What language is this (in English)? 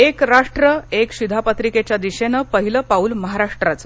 Marathi